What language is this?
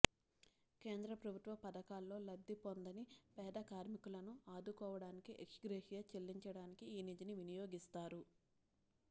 Telugu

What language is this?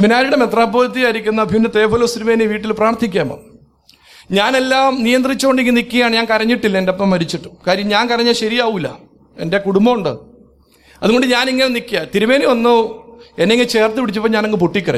Malayalam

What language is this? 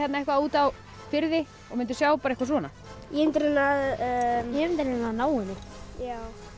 Icelandic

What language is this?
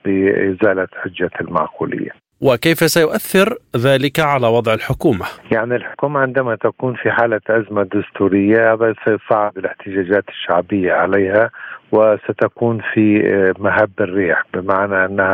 Arabic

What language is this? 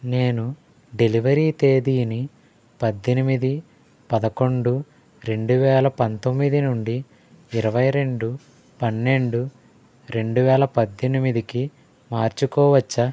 Telugu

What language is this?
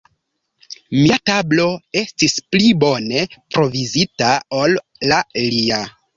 Esperanto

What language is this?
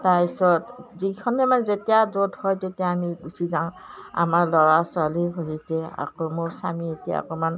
Assamese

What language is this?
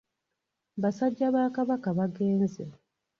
Ganda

